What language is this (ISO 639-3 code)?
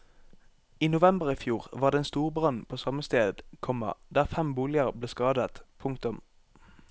nor